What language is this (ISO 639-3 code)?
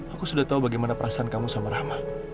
ind